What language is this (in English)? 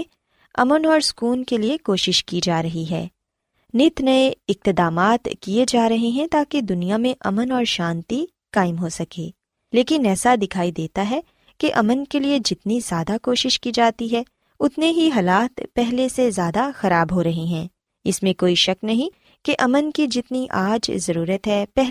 Urdu